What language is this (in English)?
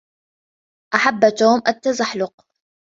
Arabic